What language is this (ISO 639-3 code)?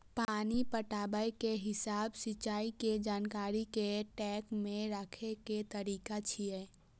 mai